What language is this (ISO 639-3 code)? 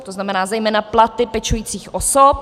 ces